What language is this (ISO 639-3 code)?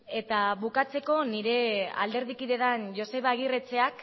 eus